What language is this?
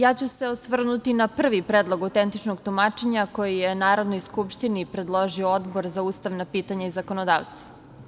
Serbian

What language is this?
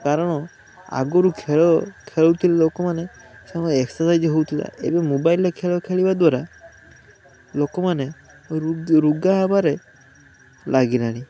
Odia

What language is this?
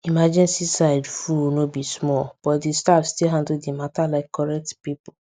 Nigerian Pidgin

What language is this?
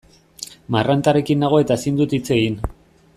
Basque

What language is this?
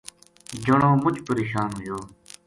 Gujari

